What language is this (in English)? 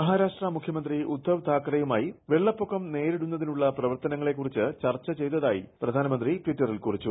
Malayalam